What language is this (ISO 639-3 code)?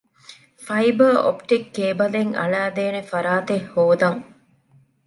div